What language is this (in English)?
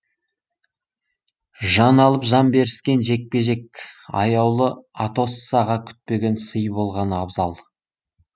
Kazakh